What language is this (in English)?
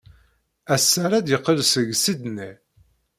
Kabyle